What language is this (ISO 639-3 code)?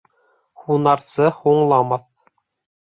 bak